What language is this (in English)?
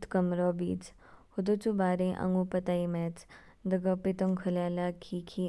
Kinnauri